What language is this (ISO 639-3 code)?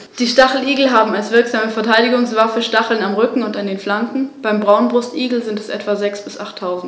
deu